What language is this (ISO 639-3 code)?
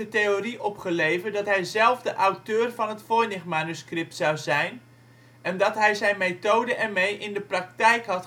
nld